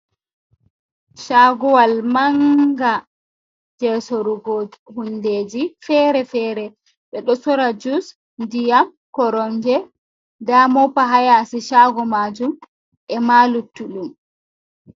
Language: Fula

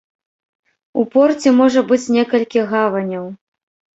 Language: Belarusian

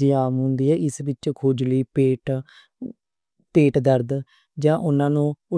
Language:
Western Panjabi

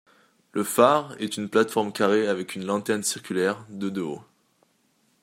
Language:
French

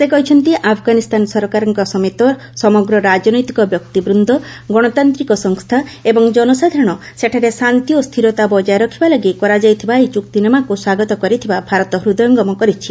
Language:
Odia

